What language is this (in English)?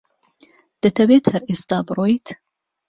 Central Kurdish